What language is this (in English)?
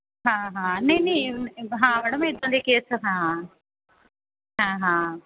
Punjabi